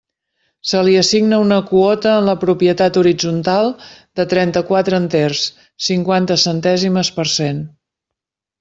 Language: Catalan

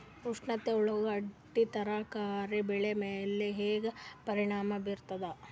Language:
Kannada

